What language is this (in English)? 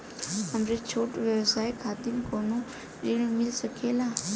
Bhojpuri